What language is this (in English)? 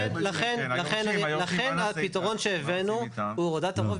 Hebrew